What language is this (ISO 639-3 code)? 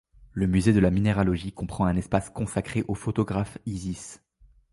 fra